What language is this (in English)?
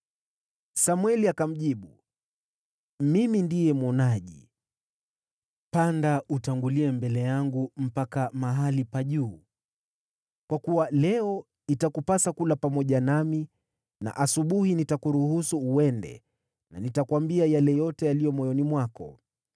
Swahili